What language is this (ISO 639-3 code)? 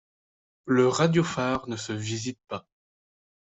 fra